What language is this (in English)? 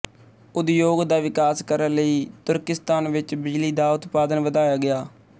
Punjabi